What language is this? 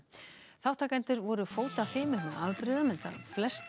Icelandic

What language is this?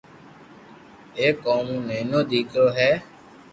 Loarki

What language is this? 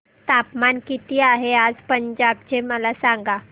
Marathi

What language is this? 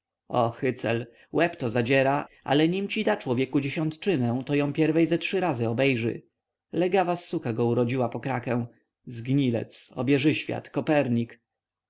Polish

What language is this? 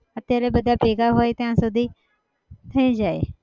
Gujarati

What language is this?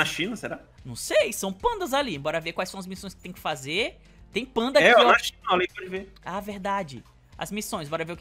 Portuguese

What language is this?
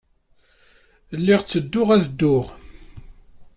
Kabyle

